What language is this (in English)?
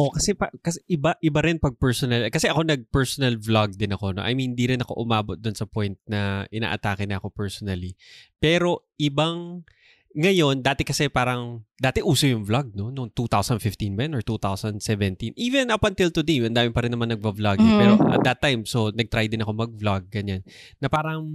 Filipino